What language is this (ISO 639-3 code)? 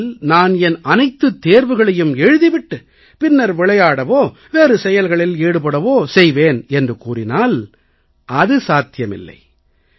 tam